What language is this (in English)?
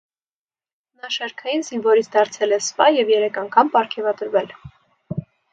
Armenian